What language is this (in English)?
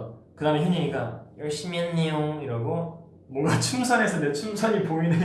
Korean